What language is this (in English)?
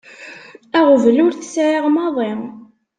Kabyle